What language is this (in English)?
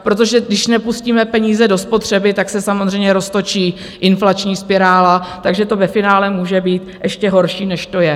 Czech